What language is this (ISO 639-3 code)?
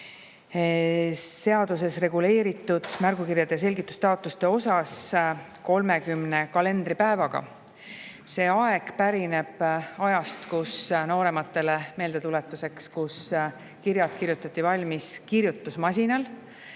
est